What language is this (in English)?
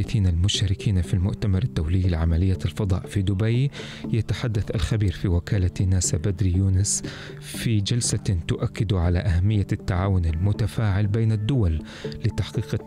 Arabic